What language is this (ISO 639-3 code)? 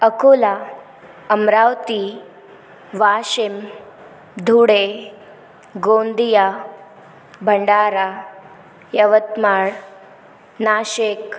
mar